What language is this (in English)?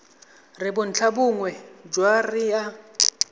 Tswana